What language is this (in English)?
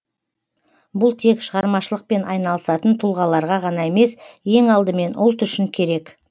Kazakh